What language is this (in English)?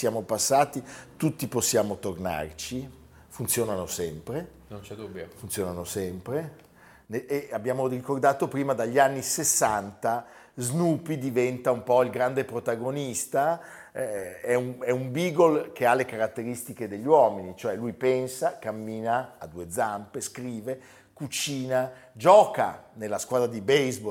Italian